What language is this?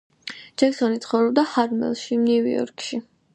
Georgian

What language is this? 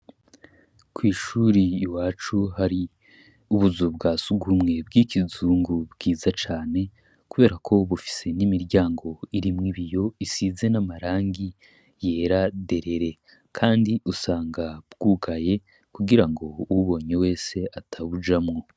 Rundi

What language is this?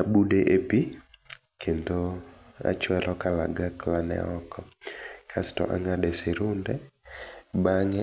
Luo (Kenya and Tanzania)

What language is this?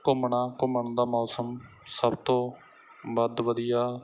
Punjabi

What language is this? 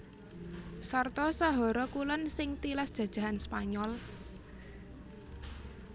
Javanese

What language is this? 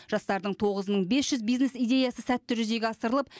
Kazakh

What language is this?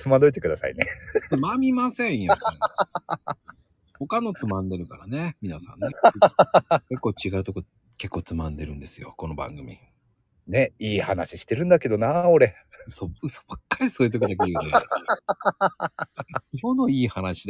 Japanese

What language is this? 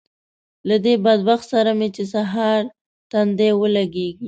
Pashto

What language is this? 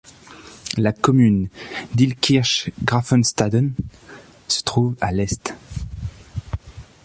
French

